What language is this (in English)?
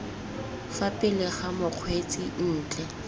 Tswana